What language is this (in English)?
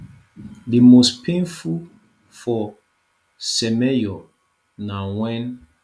Nigerian Pidgin